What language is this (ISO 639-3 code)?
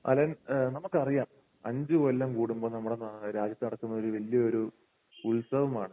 mal